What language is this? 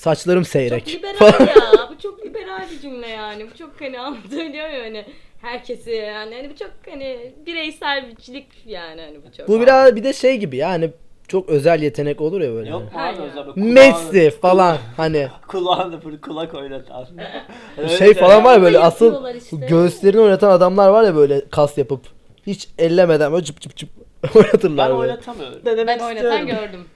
Turkish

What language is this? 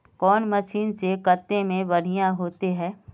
Magahi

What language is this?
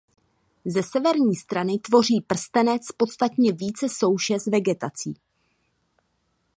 Czech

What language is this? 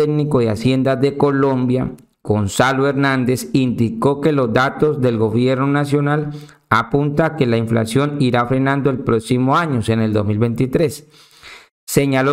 Spanish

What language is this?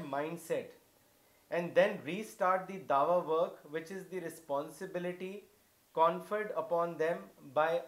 Urdu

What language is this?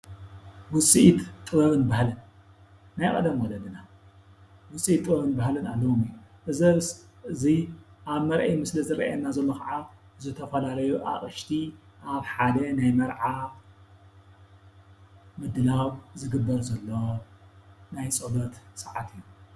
Tigrinya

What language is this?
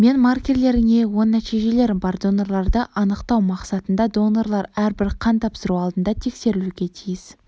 Kazakh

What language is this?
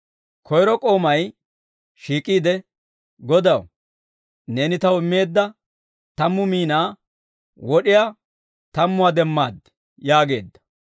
Dawro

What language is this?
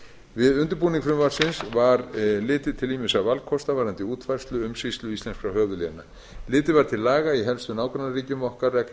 Icelandic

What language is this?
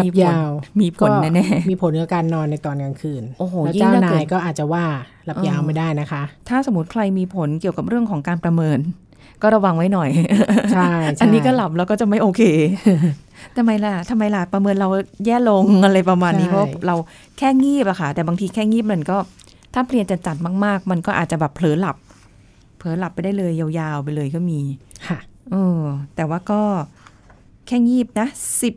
Thai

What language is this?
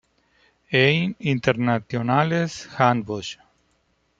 Spanish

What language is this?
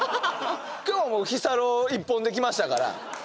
Japanese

